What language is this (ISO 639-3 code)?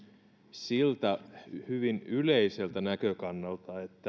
fin